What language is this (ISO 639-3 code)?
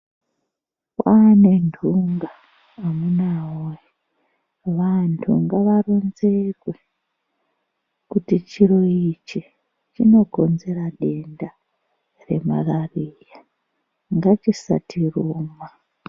ndc